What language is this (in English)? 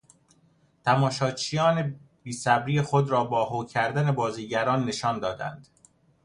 Persian